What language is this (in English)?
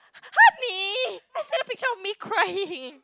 English